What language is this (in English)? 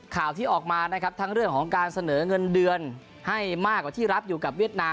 Thai